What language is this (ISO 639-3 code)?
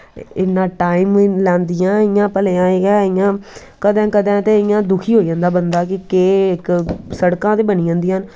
doi